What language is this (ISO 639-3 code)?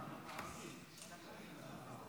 heb